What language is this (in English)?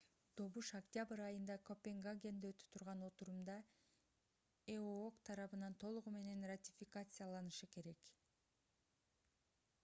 Kyrgyz